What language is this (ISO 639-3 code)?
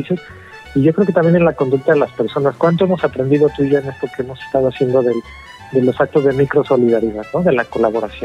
spa